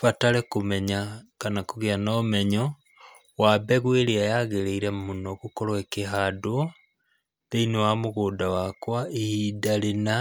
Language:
Kikuyu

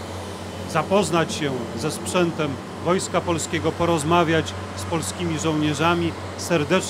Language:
Polish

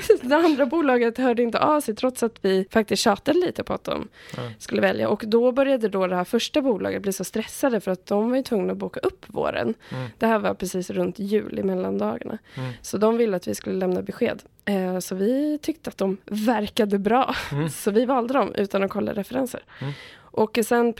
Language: Swedish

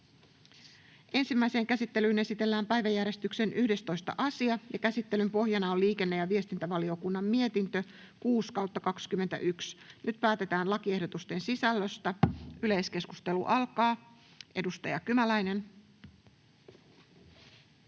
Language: Finnish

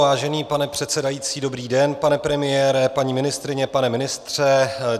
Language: Czech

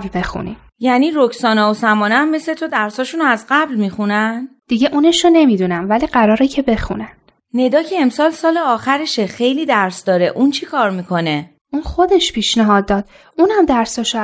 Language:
Persian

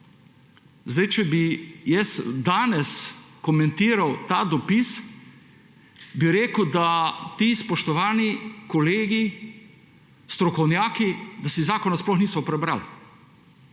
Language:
Slovenian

